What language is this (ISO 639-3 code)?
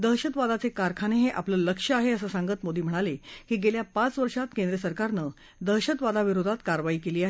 mar